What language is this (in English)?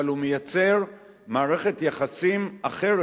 Hebrew